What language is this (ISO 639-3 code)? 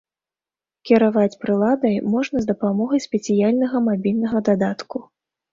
bel